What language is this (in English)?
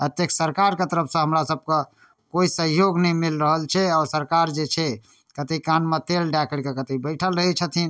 Maithili